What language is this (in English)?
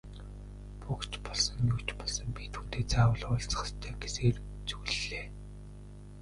Mongolian